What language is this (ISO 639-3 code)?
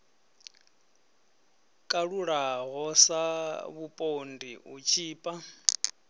ven